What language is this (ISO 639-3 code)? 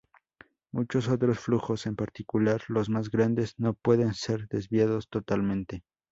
spa